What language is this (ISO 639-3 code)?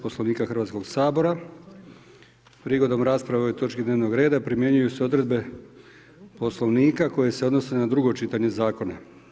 hrv